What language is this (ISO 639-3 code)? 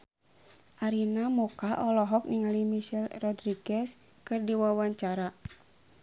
sun